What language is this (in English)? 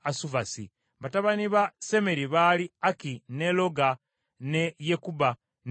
Ganda